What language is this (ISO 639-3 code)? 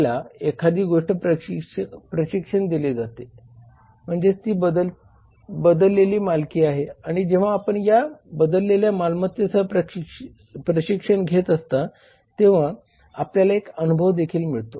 mar